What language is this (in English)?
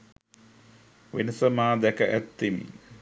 Sinhala